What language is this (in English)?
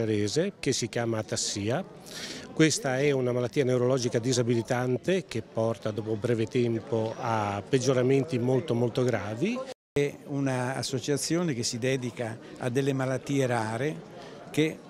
Italian